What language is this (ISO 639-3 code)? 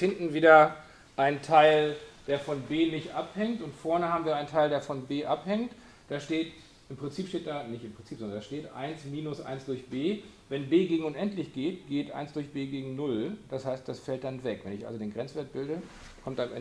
deu